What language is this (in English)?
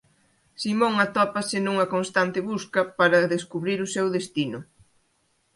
Galician